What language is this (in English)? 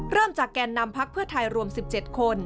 Thai